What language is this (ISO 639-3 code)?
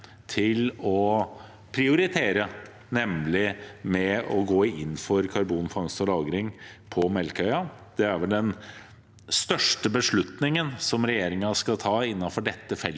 nor